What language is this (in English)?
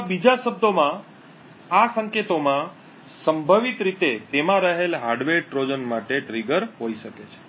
Gujarati